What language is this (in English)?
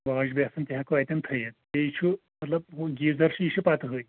Kashmiri